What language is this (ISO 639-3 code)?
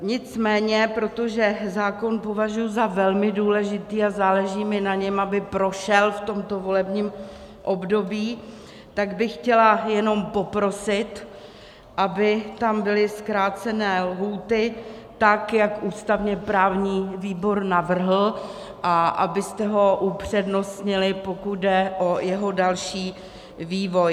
ces